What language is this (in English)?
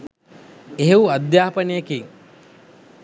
Sinhala